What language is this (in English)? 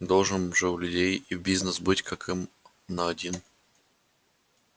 Russian